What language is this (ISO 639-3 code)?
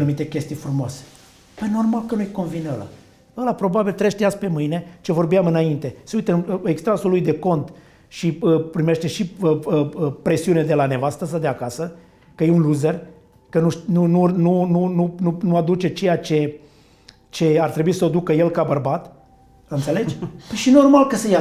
ron